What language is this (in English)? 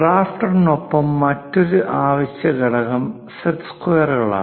Malayalam